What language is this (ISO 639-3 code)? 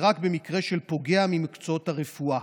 heb